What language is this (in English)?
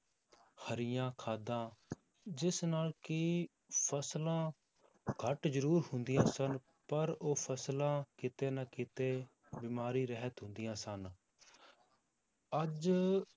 Punjabi